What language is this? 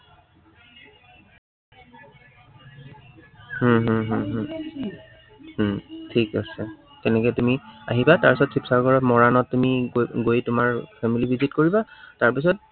Assamese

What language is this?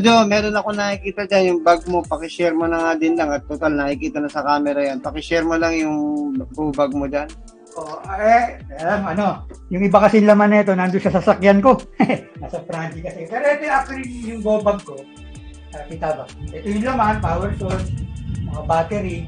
Filipino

